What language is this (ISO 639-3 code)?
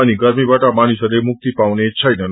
nep